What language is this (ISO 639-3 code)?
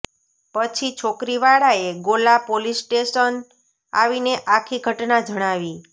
guj